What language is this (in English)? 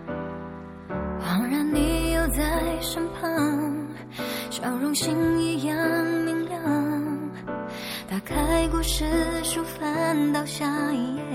Chinese